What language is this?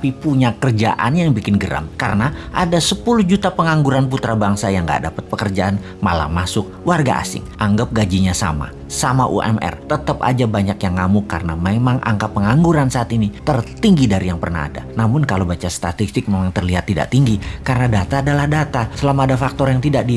Indonesian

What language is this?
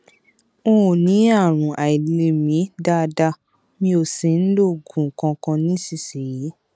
Yoruba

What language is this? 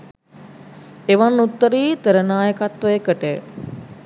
Sinhala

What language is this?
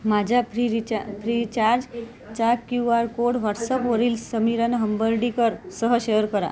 Marathi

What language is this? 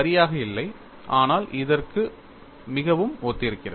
Tamil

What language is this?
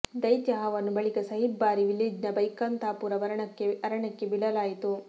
Kannada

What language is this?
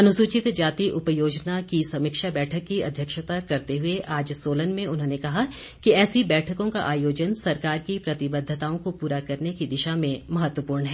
Hindi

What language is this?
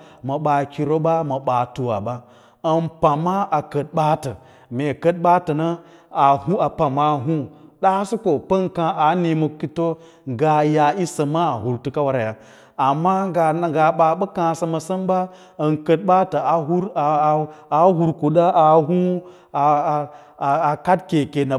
Lala-Roba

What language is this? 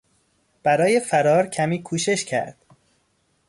Persian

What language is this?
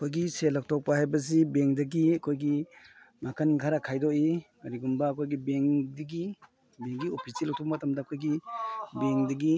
Manipuri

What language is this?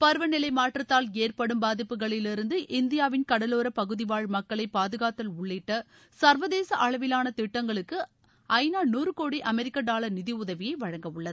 Tamil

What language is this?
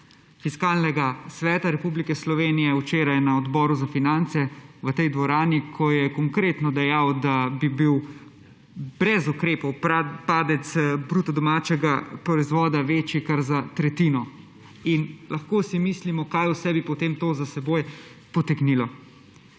Slovenian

